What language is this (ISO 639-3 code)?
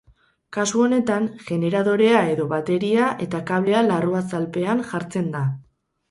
eus